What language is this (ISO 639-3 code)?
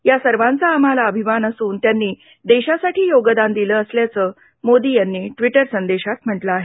mar